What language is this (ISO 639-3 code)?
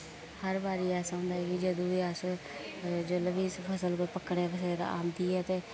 doi